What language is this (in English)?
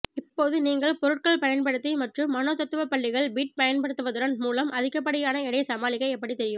Tamil